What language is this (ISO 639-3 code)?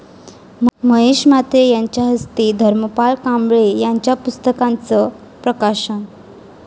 mar